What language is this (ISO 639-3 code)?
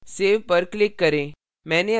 hin